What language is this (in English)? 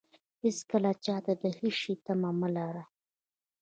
Pashto